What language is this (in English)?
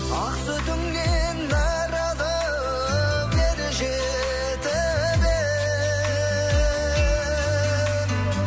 Kazakh